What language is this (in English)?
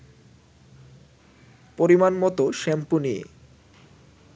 Bangla